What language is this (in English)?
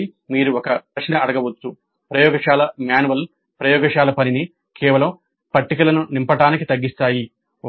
Telugu